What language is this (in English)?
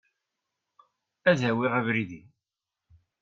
Kabyle